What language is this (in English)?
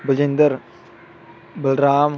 Punjabi